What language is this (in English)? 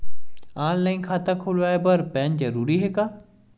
Chhattisgarhi